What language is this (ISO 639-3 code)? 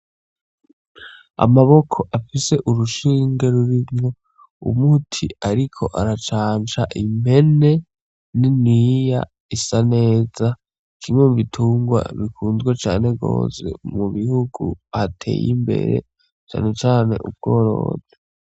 run